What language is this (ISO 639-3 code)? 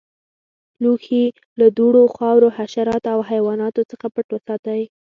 pus